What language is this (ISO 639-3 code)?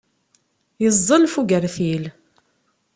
kab